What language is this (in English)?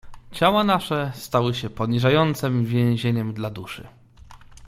Polish